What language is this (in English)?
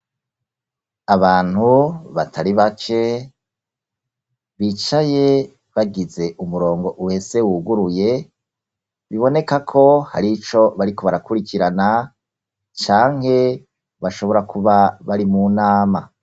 Rundi